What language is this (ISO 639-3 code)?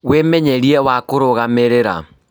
kik